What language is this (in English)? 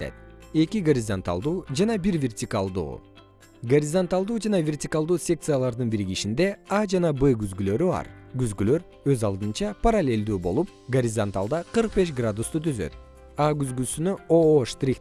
Kyrgyz